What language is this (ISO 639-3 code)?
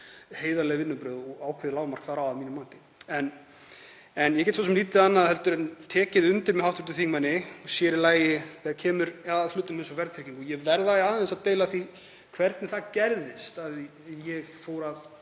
isl